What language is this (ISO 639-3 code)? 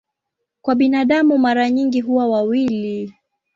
swa